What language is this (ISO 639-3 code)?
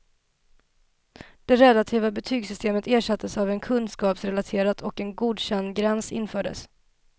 swe